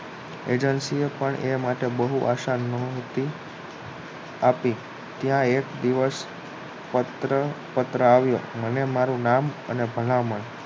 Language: Gujarati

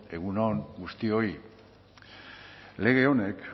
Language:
Basque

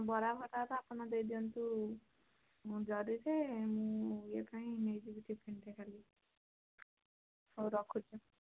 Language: Odia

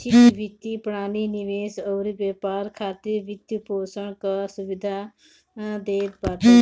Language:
Bhojpuri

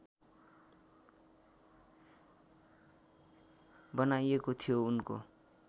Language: Nepali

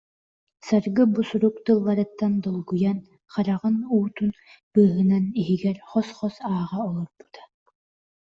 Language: Yakut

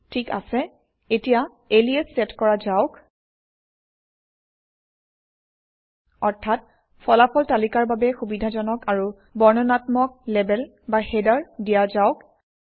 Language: Assamese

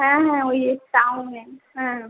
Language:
Bangla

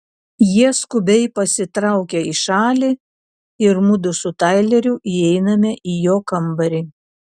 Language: Lithuanian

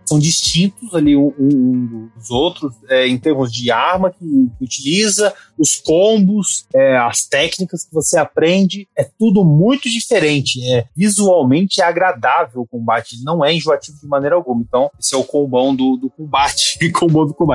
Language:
Portuguese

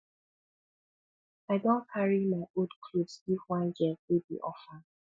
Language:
Nigerian Pidgin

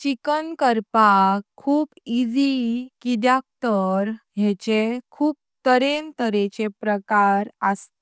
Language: Konkani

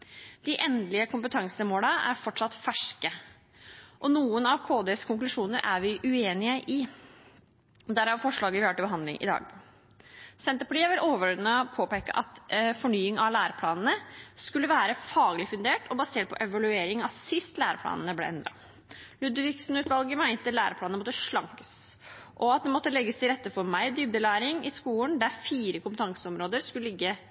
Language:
Norwegian Bokmål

